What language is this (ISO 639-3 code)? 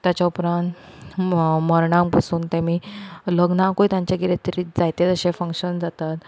kok